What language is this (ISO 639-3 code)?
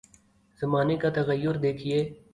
urd